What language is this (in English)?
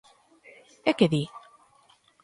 Galician